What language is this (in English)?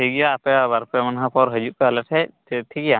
Santali